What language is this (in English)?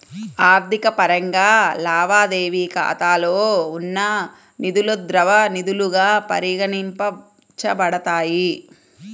Telugu